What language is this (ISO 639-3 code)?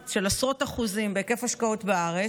heb